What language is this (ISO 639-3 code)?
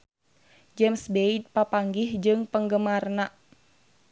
sun